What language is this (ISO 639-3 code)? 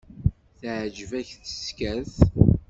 kab